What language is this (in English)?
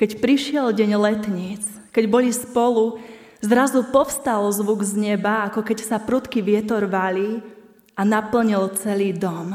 Slovak